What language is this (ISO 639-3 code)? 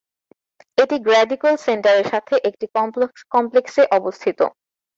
ben